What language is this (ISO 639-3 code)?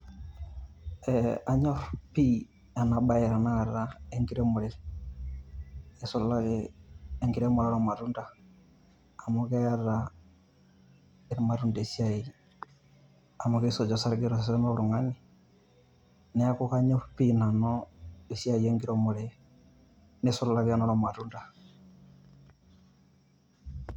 mas